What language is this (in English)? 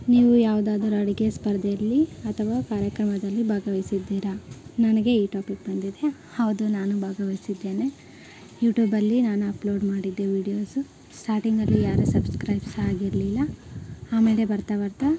Kannada